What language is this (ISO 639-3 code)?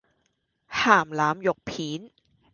yue